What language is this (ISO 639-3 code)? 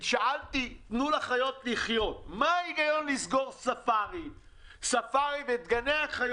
heb